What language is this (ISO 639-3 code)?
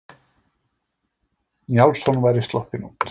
isl